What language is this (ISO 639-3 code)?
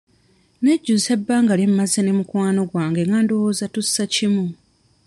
lug